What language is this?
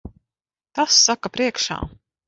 Latvian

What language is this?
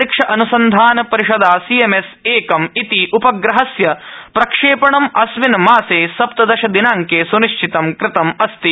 Sanskrit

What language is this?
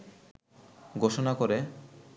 Bangla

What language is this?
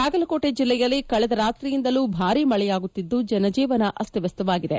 Kannada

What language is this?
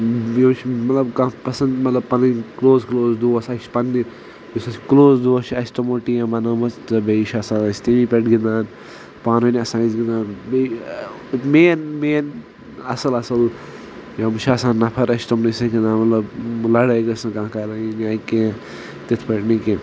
Kashmiri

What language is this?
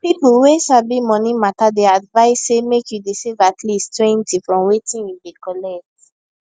Nigerian Pidgin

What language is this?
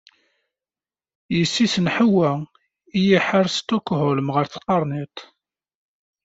Kabyle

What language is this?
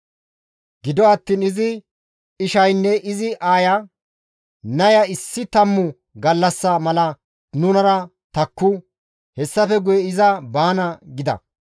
Gamo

